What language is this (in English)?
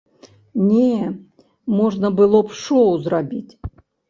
Belarusian